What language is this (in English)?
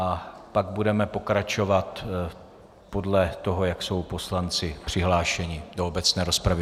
Czech